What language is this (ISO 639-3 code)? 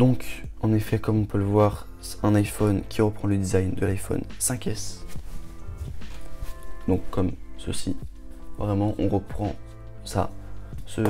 fra